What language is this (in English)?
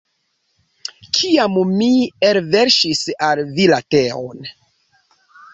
Esperanto